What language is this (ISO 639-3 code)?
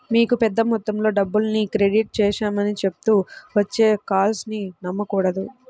tel